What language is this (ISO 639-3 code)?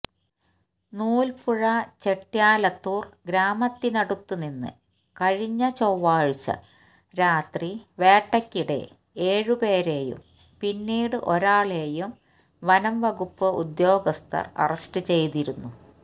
mal